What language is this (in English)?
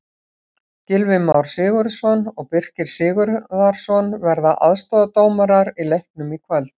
Icelandic